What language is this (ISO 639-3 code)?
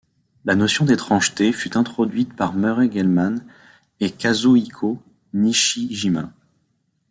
fra